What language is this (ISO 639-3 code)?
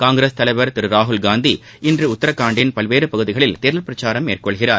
tam